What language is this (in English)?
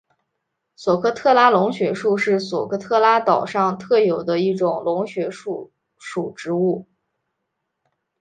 Chinese